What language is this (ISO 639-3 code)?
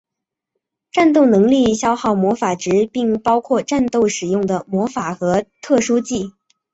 zho